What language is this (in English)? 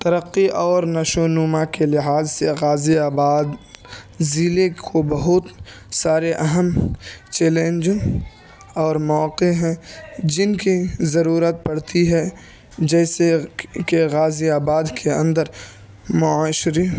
Urdu